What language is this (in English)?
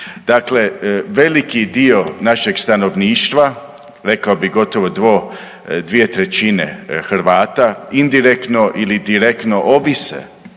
Croatian